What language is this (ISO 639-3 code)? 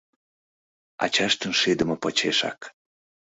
chm